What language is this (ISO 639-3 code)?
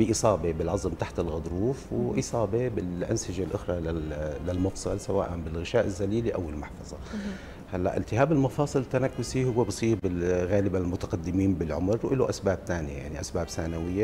ara